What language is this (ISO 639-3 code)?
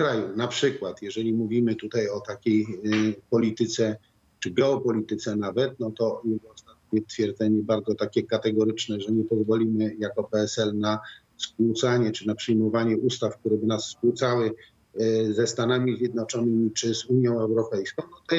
pol